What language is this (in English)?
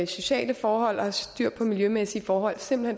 Danish